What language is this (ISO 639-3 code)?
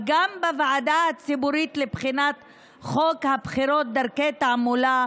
heb